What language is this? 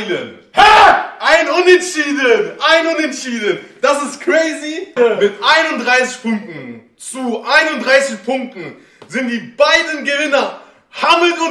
German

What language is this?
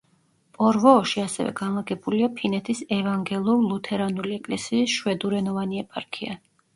Georgian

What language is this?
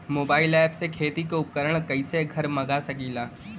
Bhojpuri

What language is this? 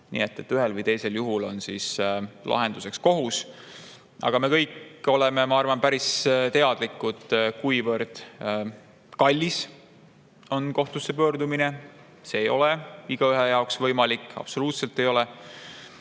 Estonian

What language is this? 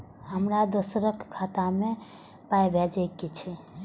Maithili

